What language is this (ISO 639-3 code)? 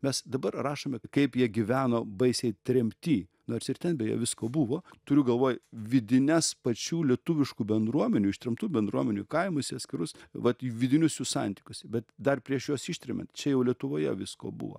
lit